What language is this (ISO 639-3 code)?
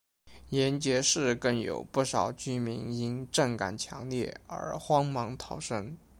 zho